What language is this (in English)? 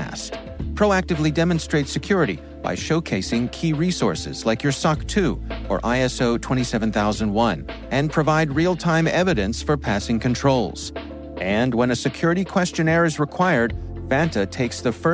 English